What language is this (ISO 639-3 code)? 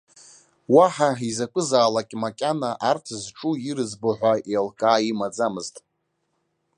abk